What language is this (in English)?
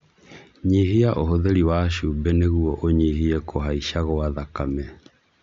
Kikuyu